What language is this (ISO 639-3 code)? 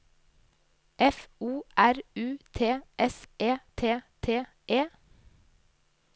nor